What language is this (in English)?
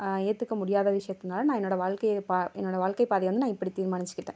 Tamil